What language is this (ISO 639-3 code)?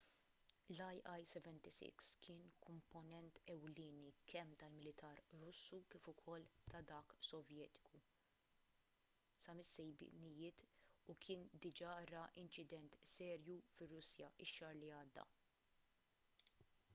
mlt